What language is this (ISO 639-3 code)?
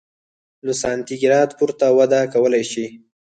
pus